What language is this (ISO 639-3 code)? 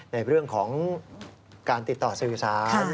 tha